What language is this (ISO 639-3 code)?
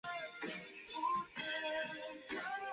zho